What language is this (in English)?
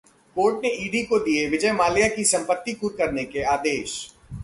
Hindi